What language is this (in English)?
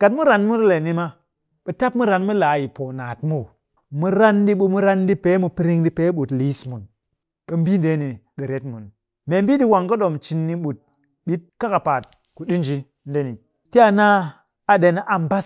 Cakfem-Mushere